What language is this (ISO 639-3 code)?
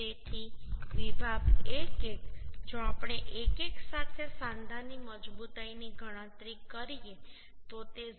guj